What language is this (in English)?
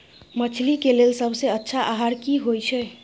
Maithili